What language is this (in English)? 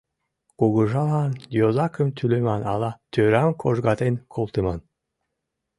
Mari